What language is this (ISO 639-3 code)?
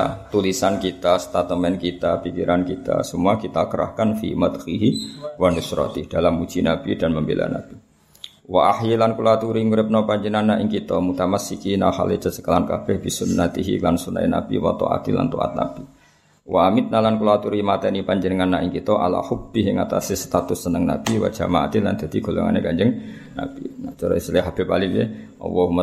msa